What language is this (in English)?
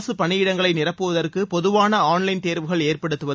Tamil